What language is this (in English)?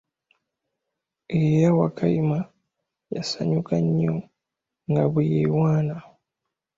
Ganda